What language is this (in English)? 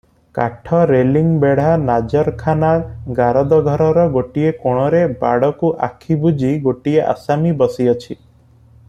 Odia